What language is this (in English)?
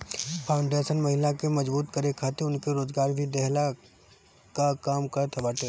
Bhojpuri